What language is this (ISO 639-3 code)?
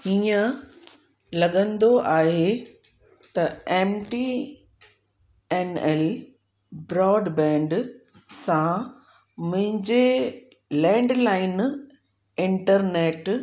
snd